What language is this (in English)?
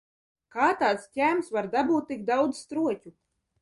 Latvian